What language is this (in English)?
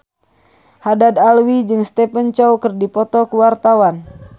Sundanese